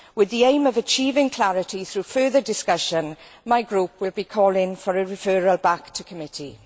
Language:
English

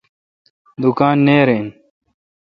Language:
Kalkoti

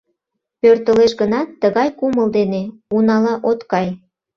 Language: Mari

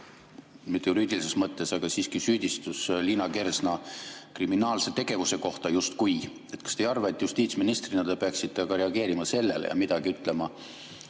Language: Estonian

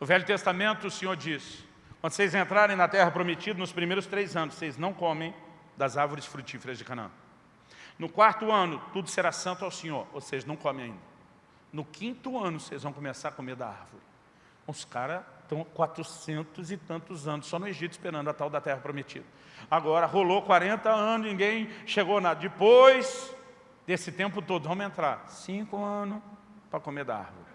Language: Portuguese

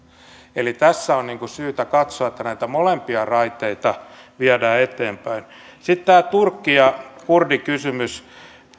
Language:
Finnish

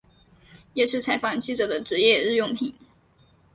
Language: Chinese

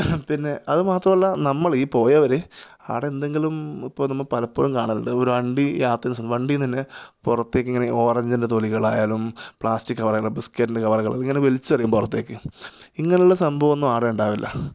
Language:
Malayalam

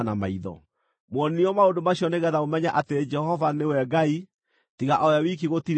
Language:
Kikuyu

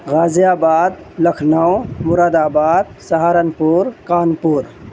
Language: Urdu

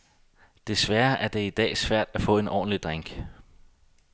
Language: Danish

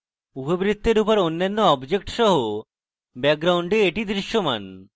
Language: Bangla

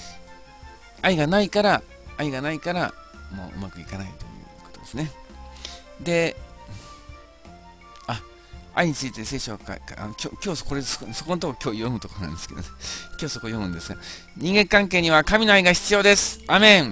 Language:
Japanese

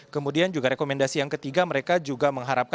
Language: Indonesian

